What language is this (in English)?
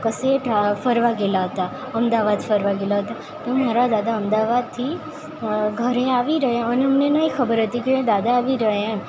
Gujarati